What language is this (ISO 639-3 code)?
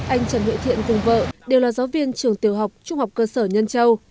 vie